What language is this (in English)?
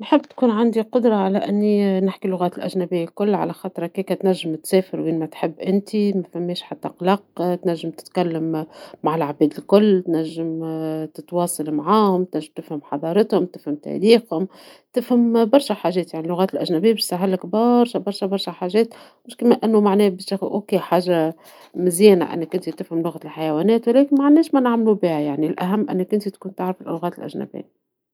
Tunisian Arabic